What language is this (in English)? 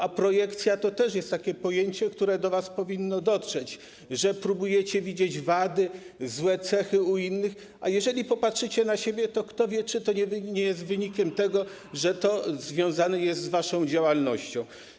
Polish